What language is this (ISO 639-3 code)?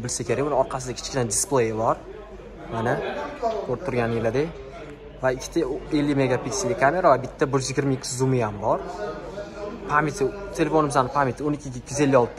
tur